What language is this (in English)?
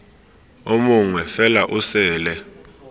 Tswana